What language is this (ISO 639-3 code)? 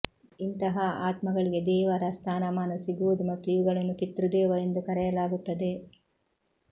kan